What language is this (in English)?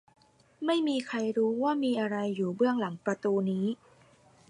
Thai